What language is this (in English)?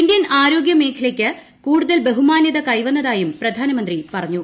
Malayalam